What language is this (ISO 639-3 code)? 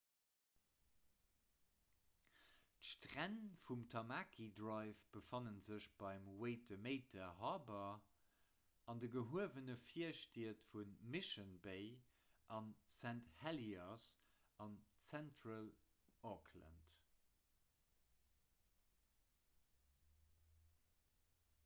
ltz